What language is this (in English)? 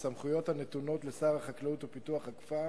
Hebrew